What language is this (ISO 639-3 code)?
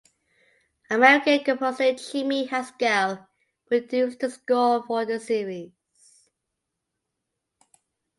eng